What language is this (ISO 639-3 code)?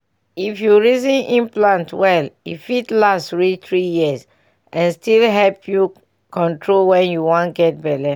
pcm